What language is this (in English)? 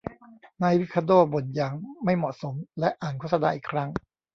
Thai